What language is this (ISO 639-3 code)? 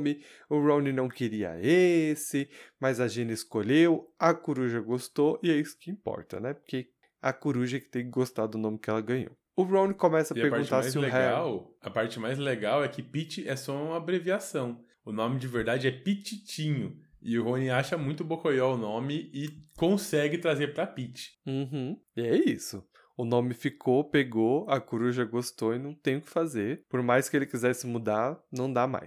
por